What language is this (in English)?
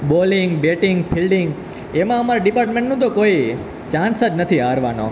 Gujarati